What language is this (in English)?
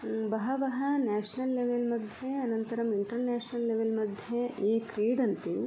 Sanskrit